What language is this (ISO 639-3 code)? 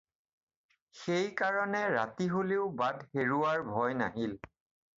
asm